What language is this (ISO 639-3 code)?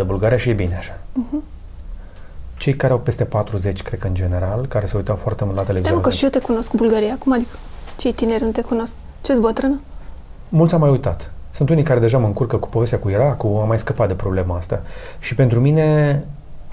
ron